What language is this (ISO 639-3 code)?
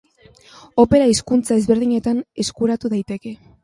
eus